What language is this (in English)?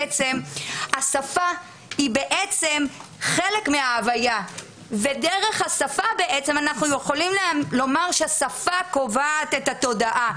Hebrew